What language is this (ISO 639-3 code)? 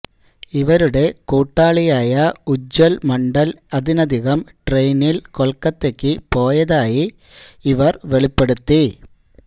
mal